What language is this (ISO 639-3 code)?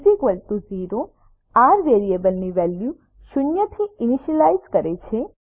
guj